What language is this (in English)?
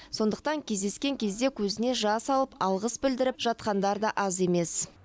Kazakh